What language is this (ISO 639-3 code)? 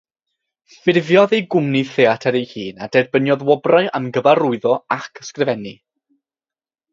cym